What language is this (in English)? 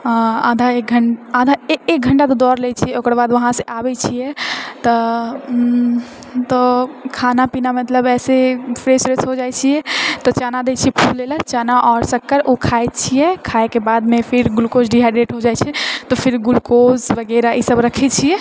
Maithili